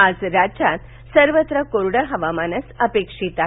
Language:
Marathi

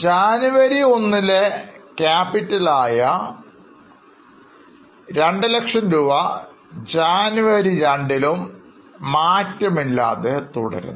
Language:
Malayalam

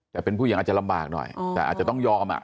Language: Thai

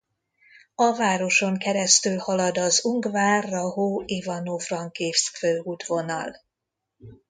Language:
Hungarian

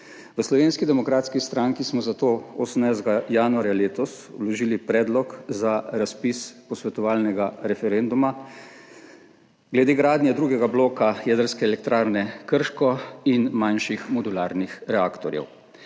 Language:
Slovenian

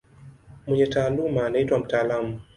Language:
Swahili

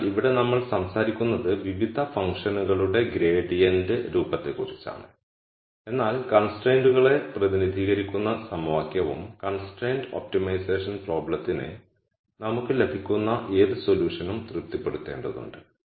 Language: Malayalam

